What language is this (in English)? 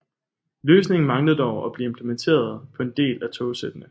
Danish